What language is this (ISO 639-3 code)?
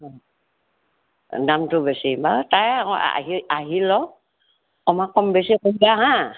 asm